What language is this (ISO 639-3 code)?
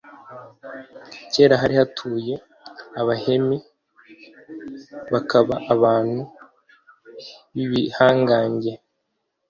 kin